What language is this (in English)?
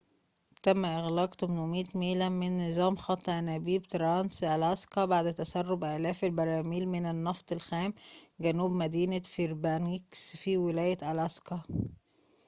Arabic